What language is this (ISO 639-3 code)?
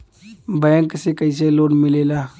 bho